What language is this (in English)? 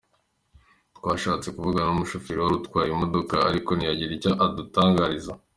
Kinyarwanda